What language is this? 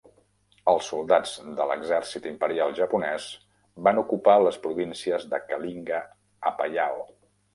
Catalan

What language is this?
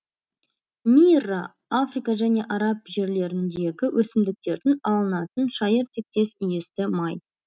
Kazakh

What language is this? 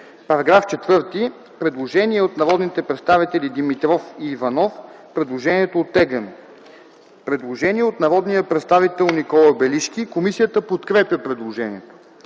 Bulgarian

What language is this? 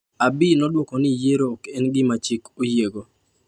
Luo (Kenya and Tanzania)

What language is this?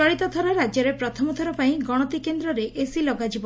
Odia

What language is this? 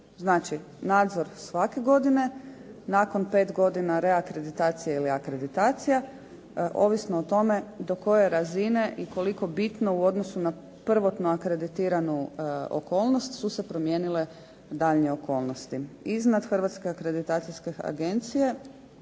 Croatian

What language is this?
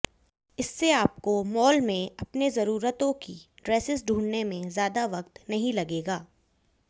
Hindi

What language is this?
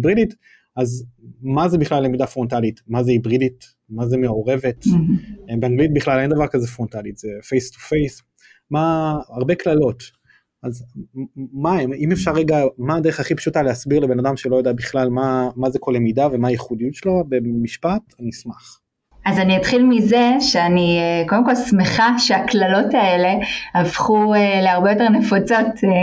Hebrew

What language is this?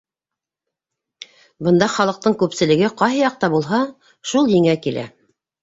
Bashkir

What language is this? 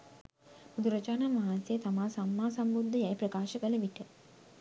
Sinhala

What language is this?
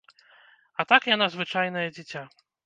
Belarusian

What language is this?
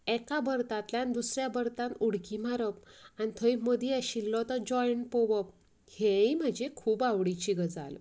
Konkani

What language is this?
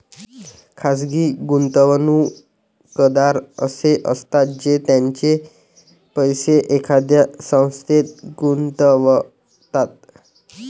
Marathi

